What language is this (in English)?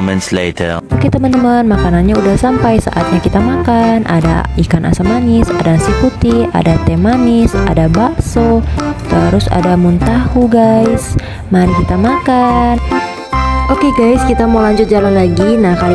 Indonesian